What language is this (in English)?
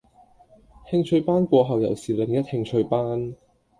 Cantonese